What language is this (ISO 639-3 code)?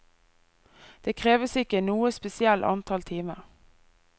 nor